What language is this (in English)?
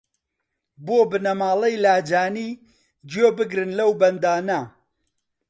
Central Kurdish